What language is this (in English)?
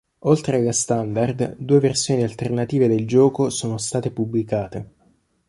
Italian